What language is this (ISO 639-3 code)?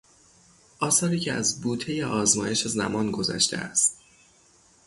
fas